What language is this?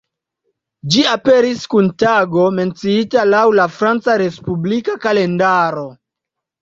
Esperanto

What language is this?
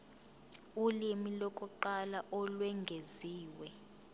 Zulu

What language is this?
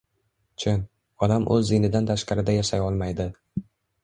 Uzbek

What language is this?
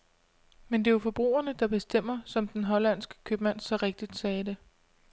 Danish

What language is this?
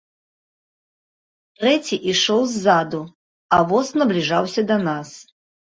Belarusian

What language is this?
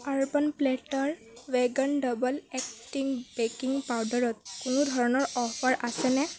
Assamese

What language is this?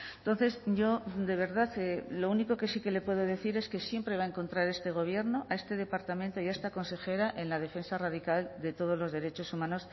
Spanish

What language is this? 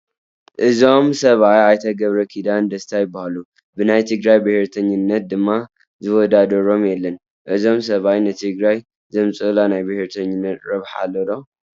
Tigrinya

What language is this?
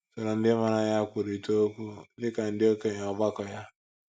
Igbo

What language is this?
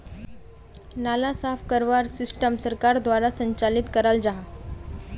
Magahi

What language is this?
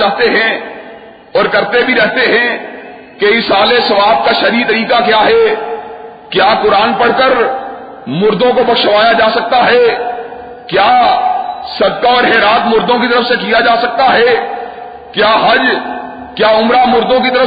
Urdu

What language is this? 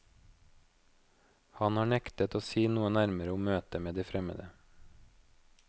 Norwegian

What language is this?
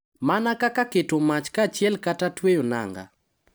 Luo (Kenya and Tanzania)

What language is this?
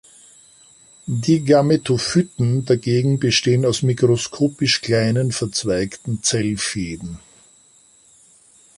German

